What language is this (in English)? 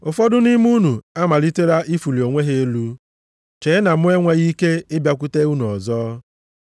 Igbo